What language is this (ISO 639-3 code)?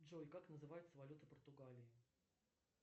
rus